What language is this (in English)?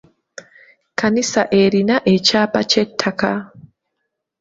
Ganda